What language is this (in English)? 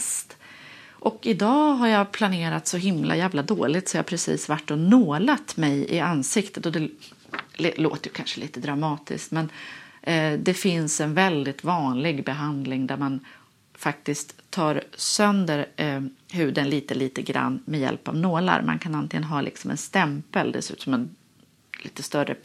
Swedish